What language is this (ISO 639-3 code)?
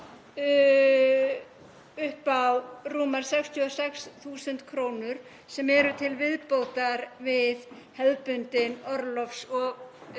isl